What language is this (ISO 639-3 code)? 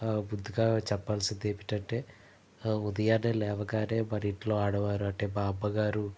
tel